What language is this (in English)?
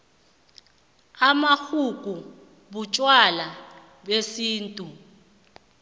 South Ndebele